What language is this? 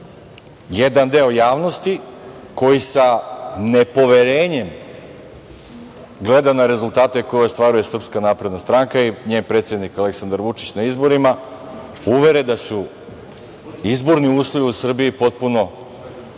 Serbian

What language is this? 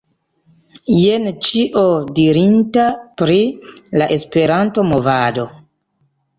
Esperanto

